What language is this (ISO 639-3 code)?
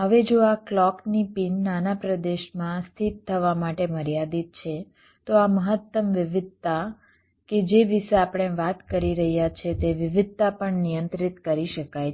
guj